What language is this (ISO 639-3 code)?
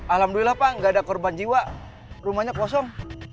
ind